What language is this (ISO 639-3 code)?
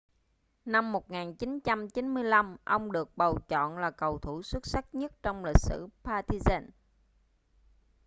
vie